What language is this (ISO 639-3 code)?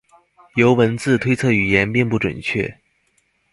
zho